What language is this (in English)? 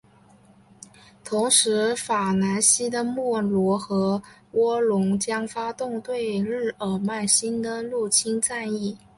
Chinese